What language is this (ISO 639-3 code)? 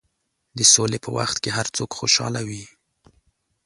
pus